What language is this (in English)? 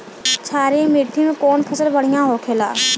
Bhojpuri